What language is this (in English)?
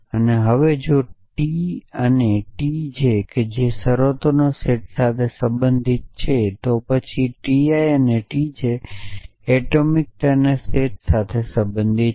Gujarati